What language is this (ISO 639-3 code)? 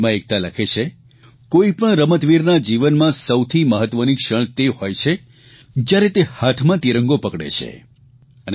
guj